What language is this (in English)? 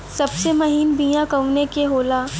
Bhojpuri